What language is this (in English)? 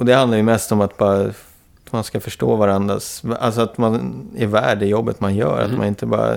Swedish